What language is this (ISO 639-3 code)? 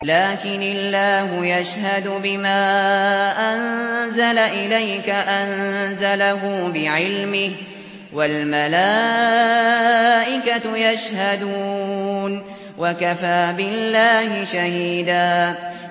ara